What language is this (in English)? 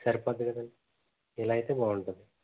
Telugu